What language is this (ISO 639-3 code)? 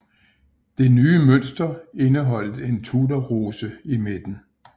dan